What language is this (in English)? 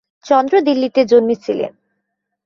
Bangla